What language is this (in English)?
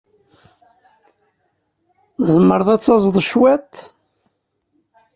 Kabyle